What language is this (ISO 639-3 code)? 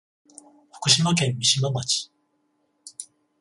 jpn